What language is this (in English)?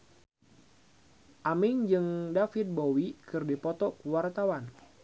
Sundanese